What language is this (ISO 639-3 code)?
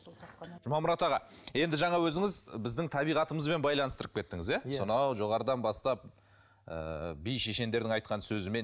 kaz